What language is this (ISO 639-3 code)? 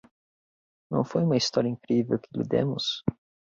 por